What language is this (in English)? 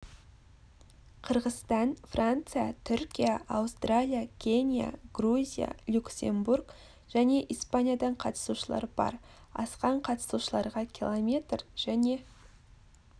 Kazakh